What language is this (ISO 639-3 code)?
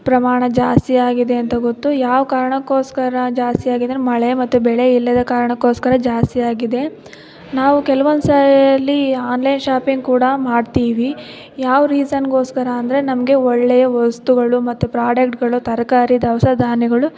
kan